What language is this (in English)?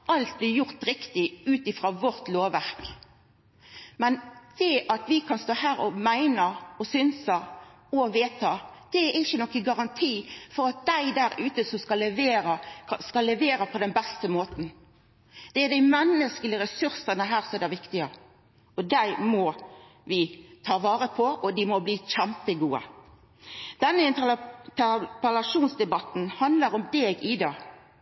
Norwegian Nynorsk